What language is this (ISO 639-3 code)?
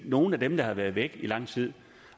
dan